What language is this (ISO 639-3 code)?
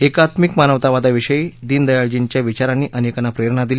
mar